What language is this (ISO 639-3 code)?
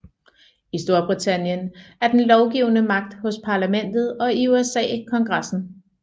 dan